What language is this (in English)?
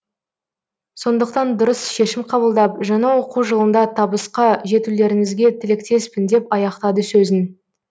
Kazakh